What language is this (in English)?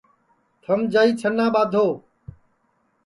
Sansi